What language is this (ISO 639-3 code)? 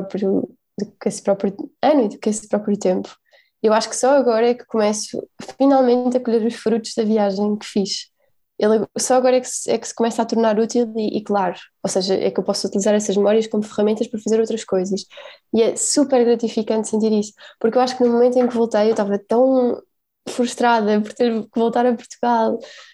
por